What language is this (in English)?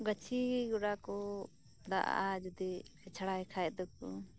Santali